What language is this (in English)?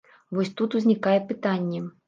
Belarusian